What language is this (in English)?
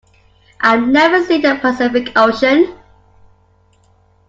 English